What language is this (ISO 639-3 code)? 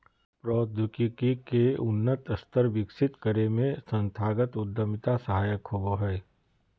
mag